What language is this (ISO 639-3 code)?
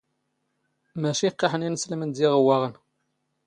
zgh